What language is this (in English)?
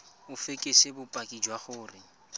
Tswana